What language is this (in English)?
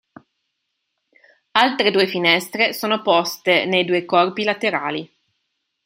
Italian